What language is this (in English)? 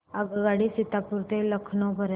Marathi